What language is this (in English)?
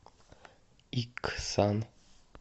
Russian